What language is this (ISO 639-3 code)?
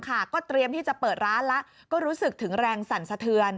tha